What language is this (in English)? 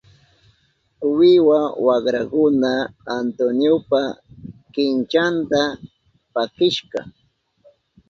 Southern Pastaza Quechua